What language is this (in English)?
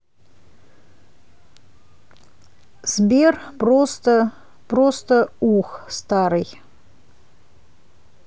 Russian